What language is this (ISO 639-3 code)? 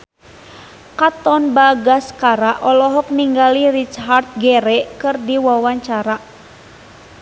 sun